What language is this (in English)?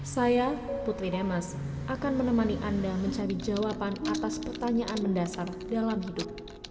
Indonesian